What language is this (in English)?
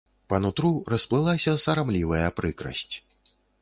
Belarusian